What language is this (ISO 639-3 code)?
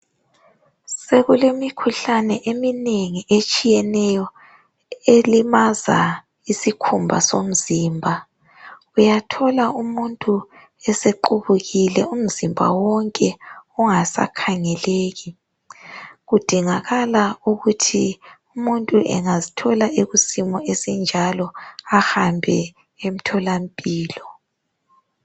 nde